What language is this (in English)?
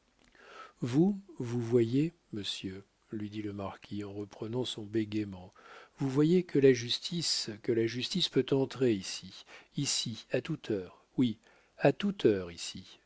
French